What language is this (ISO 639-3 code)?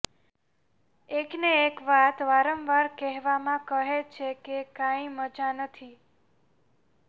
guj